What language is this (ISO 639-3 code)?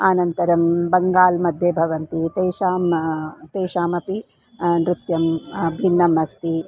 san